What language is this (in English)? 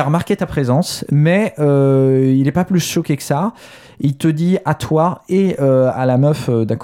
French